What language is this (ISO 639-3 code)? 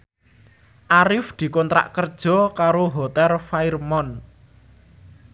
jav